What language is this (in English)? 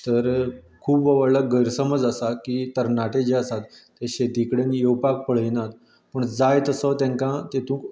Konkani